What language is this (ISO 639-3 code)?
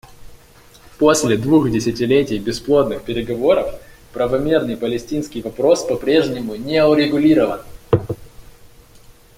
rus